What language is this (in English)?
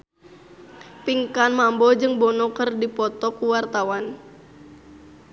Sundanese